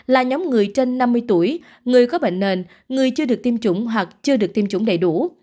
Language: Vietnamese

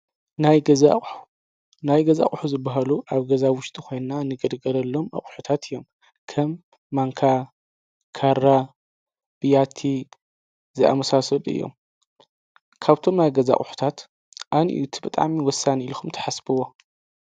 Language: Tigrinya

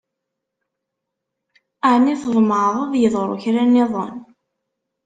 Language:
Kabyle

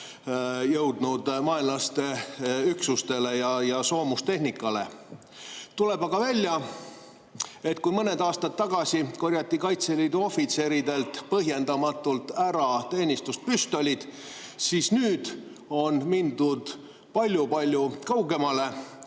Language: Estonian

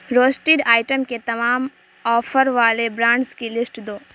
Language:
Urdu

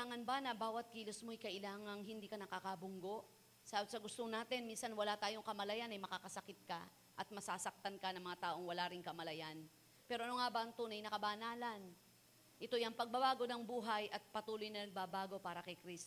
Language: Filipino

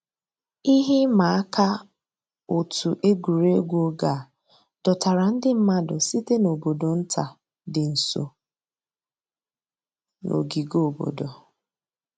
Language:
Igbo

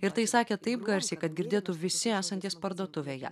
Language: Lithuanian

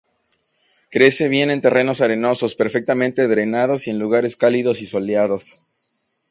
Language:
Spanish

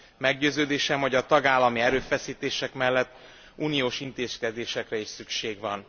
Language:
Hungarian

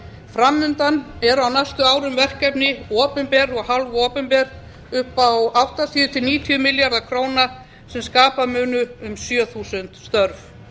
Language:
Icelandic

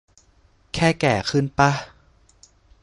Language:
Thai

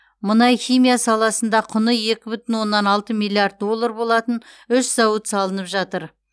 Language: Kazakh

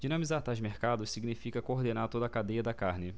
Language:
Portuguese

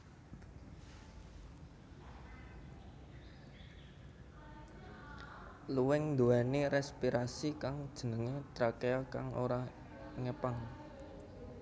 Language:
Javanese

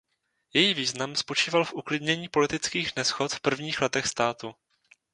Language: Czech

